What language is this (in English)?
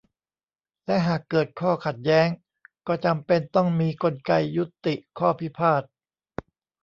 Thai